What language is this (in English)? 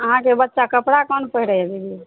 Maithili